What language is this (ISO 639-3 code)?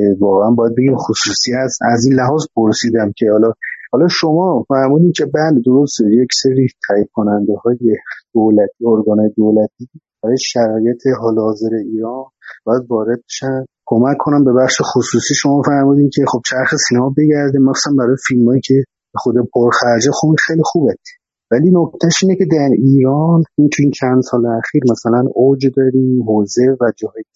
fas